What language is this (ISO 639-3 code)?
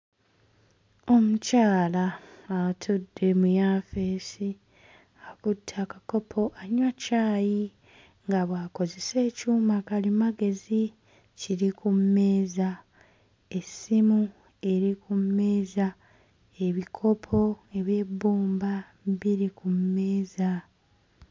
lug